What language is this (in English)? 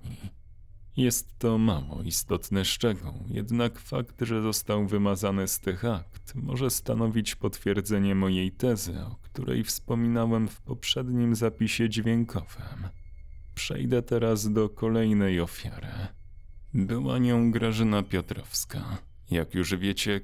Polish